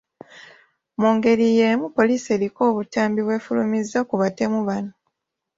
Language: Ganda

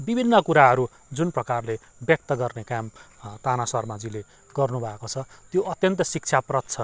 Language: Nepali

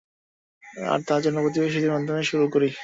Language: Bangla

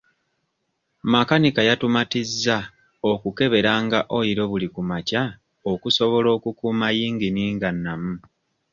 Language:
Ganda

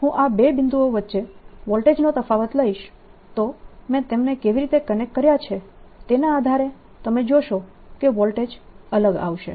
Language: Gujarati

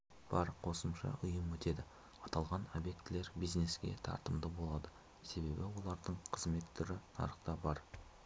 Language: Kazakh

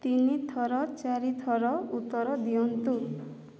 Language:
Odia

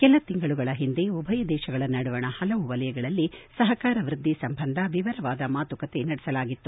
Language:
Kannada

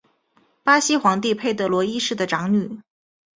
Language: Chinese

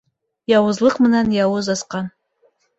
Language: Bashkir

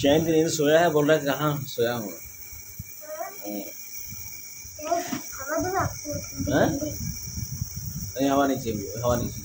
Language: Hindi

